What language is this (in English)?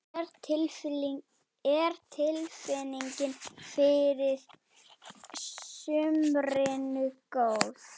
Icelandic